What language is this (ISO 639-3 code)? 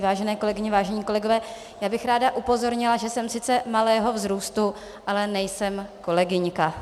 ces